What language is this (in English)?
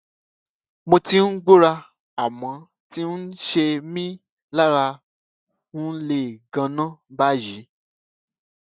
Yoruba